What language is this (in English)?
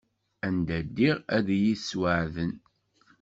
Kabyle